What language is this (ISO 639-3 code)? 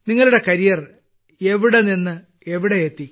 mal